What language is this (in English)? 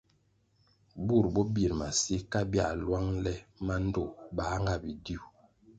Kwasio